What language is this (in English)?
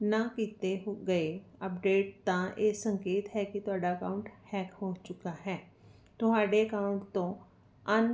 Punjabi